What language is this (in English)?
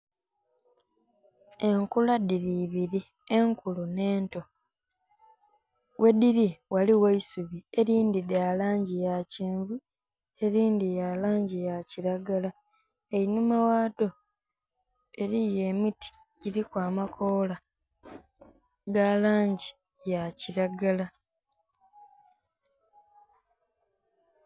Soga